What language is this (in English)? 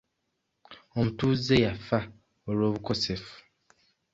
Ganda